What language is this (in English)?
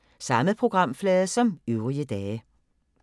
Danish